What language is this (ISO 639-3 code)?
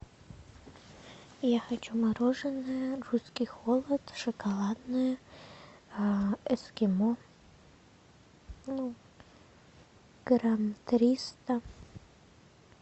rus